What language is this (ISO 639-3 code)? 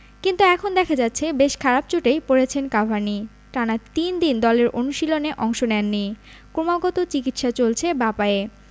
ben